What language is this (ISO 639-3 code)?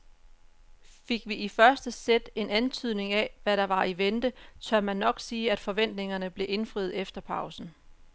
dan